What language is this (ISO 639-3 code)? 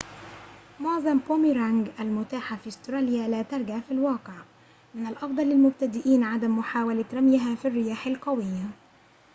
ara